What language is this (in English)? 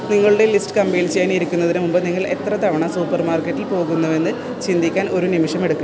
Malayalam